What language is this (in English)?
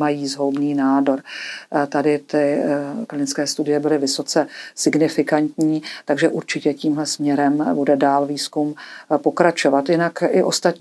Czech